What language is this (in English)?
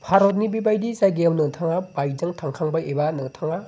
Bodo